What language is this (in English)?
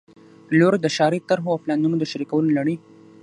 Pashto